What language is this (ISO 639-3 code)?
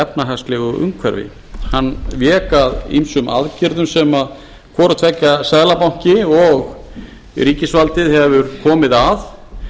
isl